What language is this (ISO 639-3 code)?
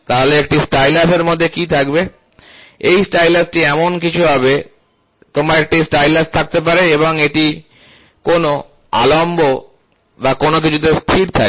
ben